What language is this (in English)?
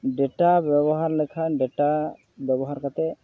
Santali